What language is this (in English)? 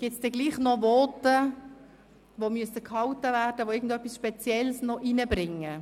Swiss German